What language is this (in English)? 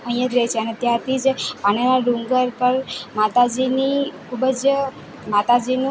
Gujarati